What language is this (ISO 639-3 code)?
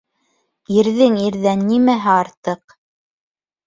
bak